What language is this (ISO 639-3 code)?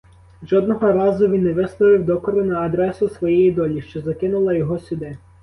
ukr